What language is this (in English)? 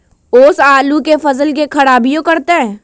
Magahi